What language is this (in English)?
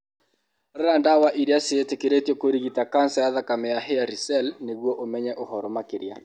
Kikuyu